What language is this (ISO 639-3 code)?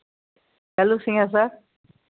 mai